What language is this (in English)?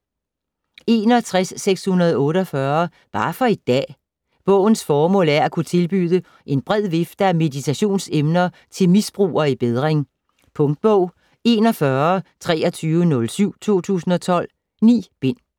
Danish